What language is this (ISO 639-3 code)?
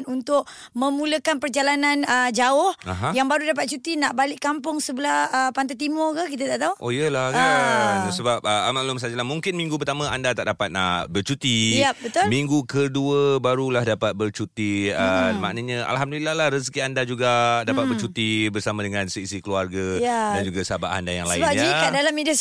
msa